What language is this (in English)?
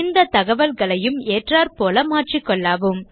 Tamil